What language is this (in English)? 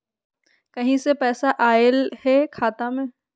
Magahi